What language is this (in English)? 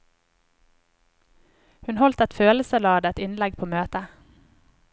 Norwegian